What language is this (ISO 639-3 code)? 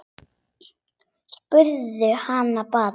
isl